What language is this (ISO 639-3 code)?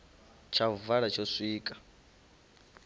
ven